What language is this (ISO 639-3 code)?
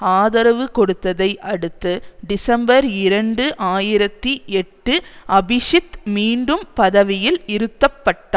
tam